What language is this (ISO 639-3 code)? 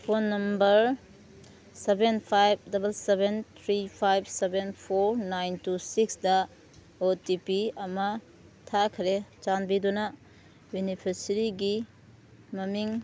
mni